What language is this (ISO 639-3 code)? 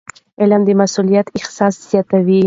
pus